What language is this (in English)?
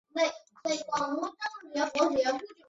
Chinese